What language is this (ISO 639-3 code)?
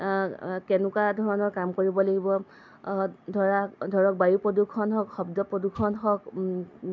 asm